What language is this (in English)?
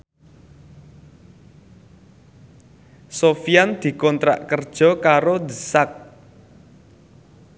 Javanese